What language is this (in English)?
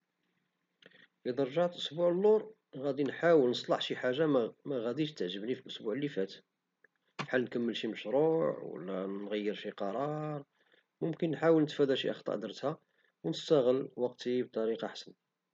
Moroccan Arabic